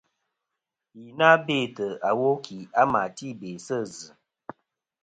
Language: Kom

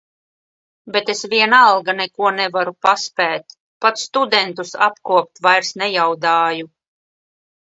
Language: Latvian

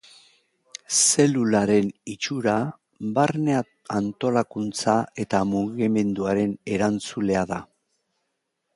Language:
Basque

